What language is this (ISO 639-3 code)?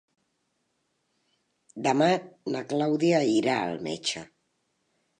cat